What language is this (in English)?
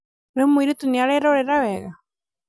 Kikuyu